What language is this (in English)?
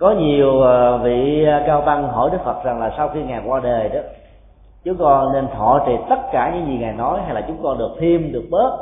Vietnamese